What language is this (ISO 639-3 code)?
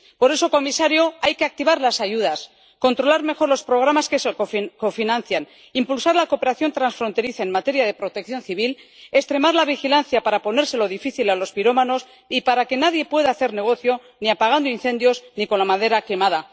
spa